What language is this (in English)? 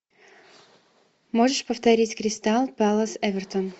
Russian